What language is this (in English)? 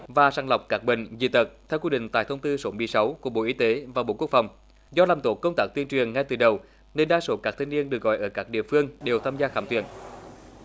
Vietnamese